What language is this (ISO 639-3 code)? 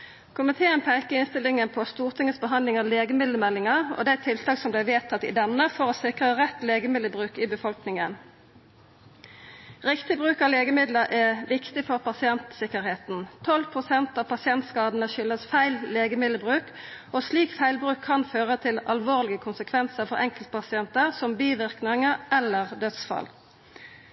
nno